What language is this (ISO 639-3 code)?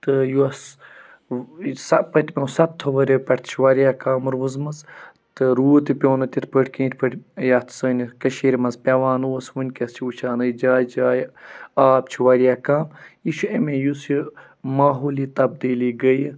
kas